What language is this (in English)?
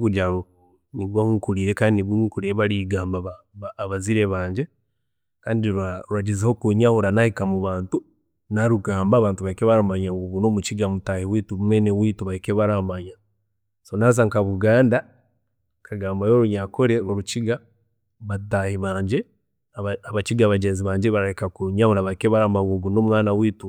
Chiga